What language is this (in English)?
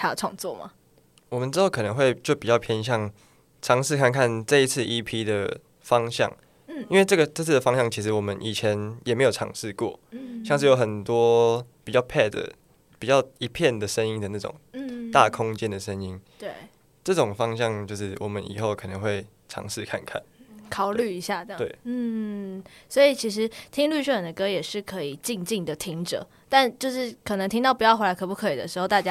Chinese